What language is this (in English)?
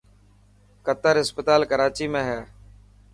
Dhatki